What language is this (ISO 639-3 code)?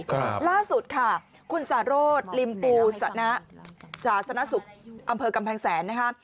tha